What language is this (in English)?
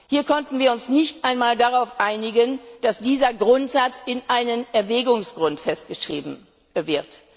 German